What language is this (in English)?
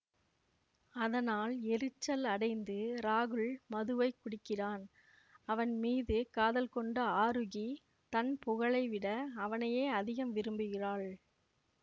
Tamil